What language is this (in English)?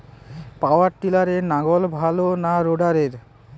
Bangla